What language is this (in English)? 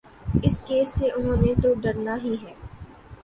Urdu